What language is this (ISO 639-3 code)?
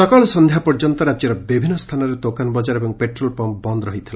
ori